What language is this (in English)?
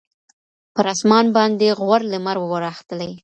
Pashto